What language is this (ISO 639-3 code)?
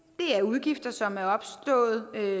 dan